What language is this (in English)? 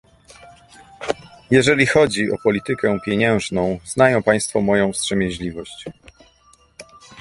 Polish